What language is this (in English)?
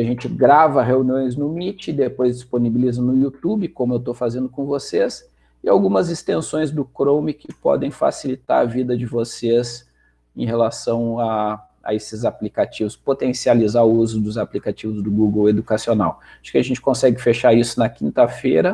Portuguese